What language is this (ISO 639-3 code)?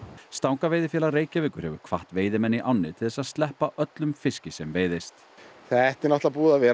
isl